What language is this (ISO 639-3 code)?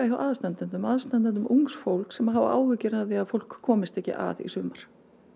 isl